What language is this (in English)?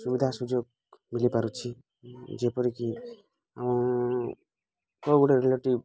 Odia